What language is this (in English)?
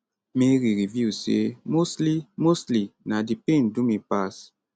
Nigerian Pidgin